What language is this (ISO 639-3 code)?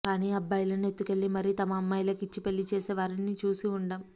tel